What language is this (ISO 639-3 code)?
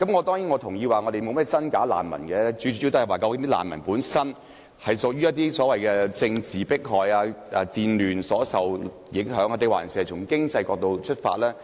yue